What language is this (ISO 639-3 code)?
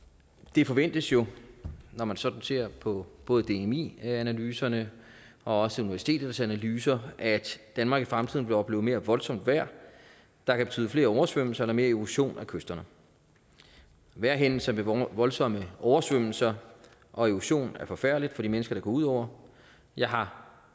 dan